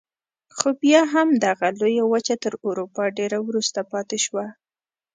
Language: Pashto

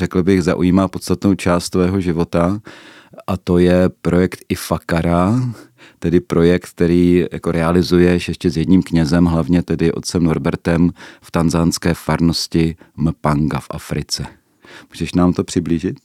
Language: Czech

